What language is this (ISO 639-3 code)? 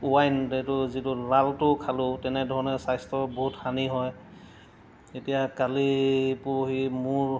asm